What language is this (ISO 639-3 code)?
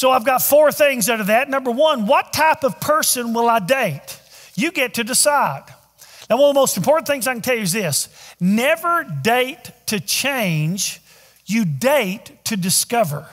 eng